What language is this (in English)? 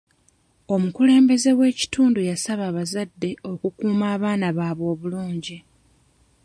Ganda